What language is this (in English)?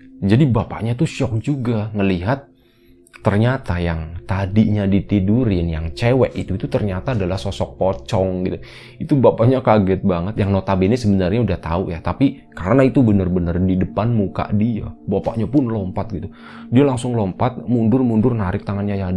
Indonesian